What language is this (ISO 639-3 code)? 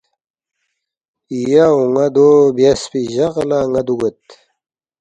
bft